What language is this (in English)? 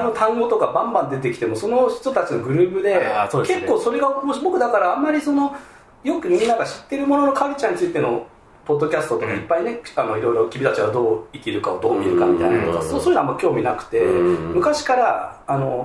Japanese